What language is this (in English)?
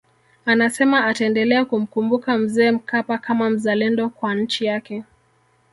Swahili